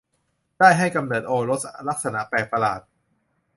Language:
Thai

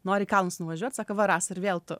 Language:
Lithuanian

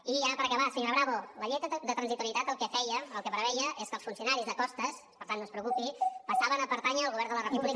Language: Catalan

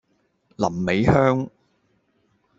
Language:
Cantonese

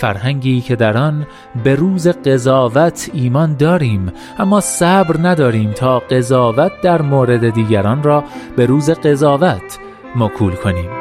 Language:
Persian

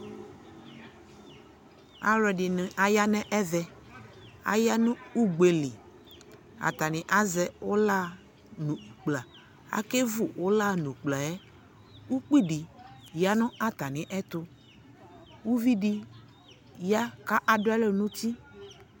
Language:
Ikposo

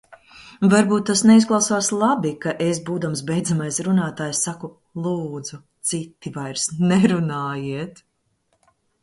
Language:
Latvian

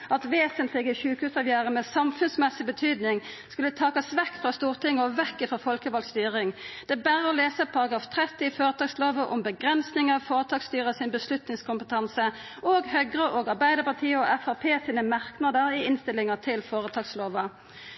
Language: Norwegian Nynorsk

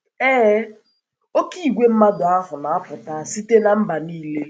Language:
Igbo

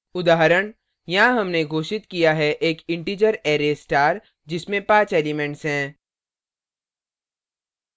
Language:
Hindi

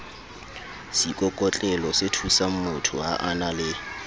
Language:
Southern Sotho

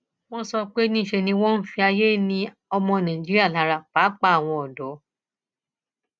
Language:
Yoruba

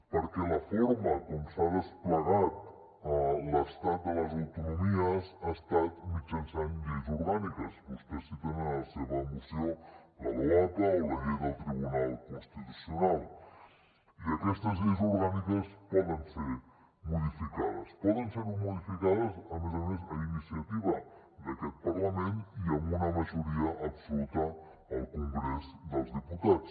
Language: Catalan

